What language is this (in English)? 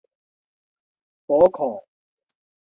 Min Nan Chinese